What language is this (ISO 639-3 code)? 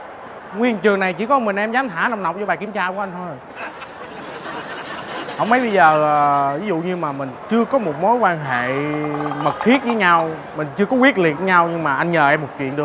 vie